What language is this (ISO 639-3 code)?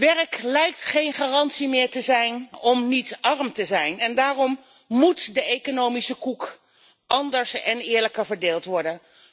nld